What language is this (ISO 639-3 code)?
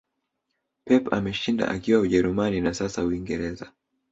swa